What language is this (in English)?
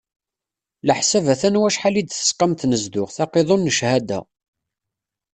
Kabyle